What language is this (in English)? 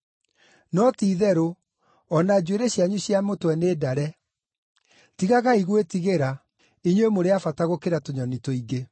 Kikuyu